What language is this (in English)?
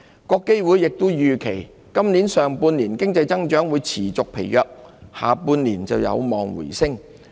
Cantonese